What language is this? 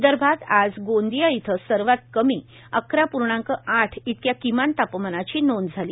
Marathi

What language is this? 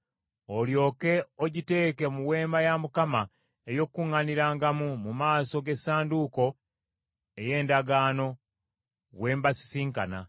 Ganda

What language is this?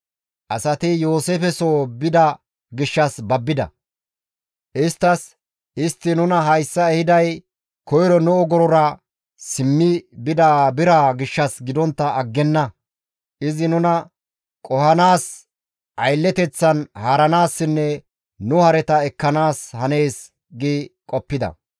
Gamo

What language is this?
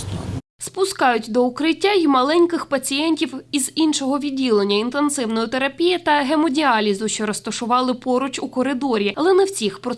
Ukrainian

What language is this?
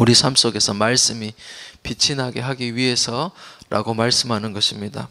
Korean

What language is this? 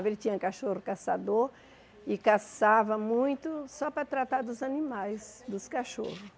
Portuguese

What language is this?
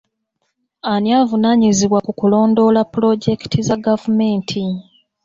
Ganda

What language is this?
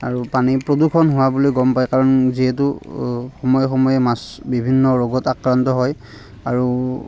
Assamese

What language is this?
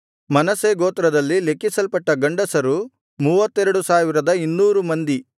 Kannada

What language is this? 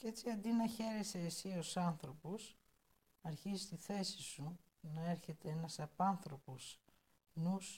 Greek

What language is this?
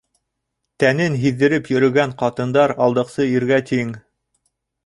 Bashkir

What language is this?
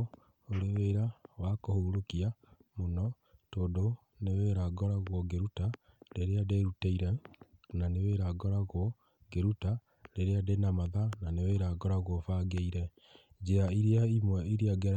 Kikuyu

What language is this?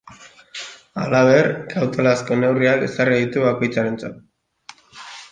Basque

